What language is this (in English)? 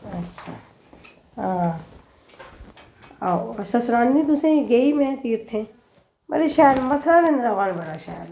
Dogri